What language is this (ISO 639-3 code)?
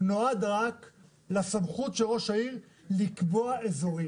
heb